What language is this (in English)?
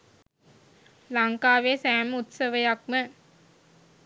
Sinhala